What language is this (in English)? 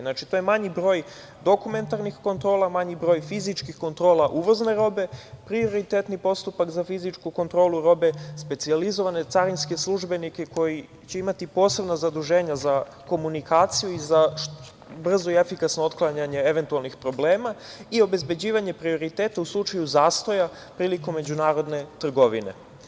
Serbian